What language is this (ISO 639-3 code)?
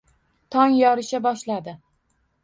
uzb